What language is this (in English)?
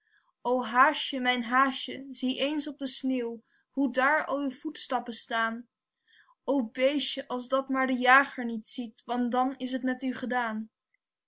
Dutch